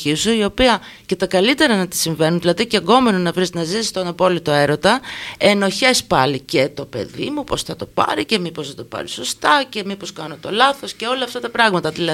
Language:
Greek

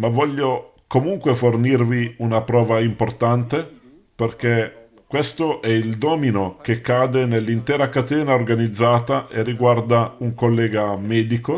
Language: Italian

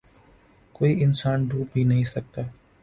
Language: Urdu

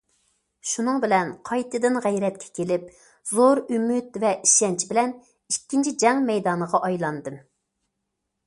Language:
Uyghur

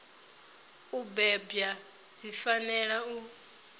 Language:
Venda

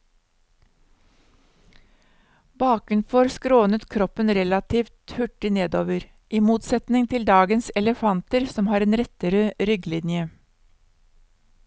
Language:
Norwegian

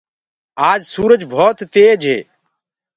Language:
Gurgula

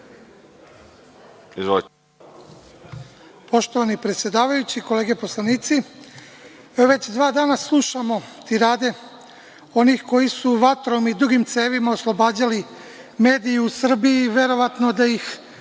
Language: Serbian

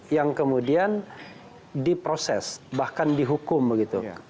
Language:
Indonesian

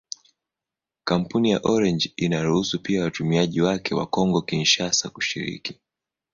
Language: Swahili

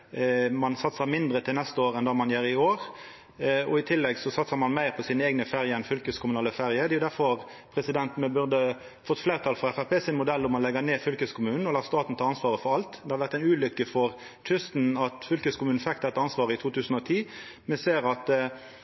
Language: Norwegian Nynorsk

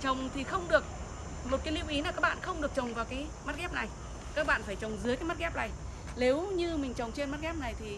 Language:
Vietnamese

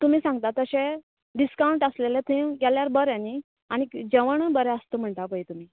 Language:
Konkani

